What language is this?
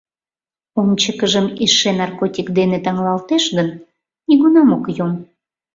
Mari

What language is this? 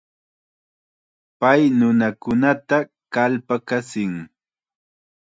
Chiquián Ancash Quechua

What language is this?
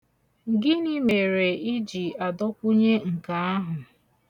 Igbo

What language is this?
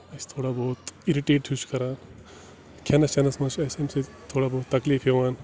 Kashmiri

